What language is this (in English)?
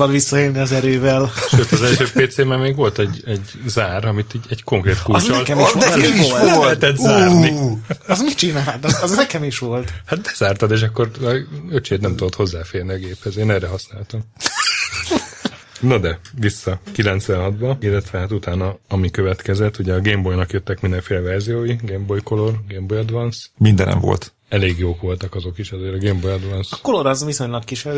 Hungarian